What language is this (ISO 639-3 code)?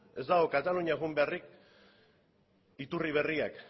eus